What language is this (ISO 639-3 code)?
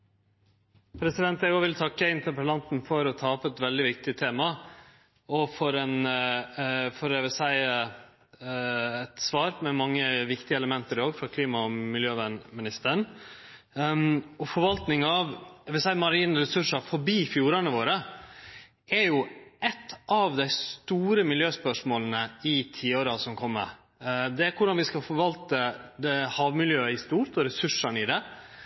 nno